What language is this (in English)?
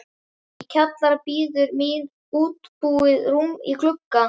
Icelandic